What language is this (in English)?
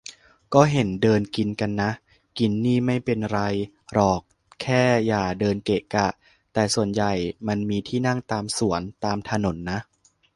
Thai